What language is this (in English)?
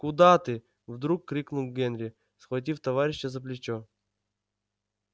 Russian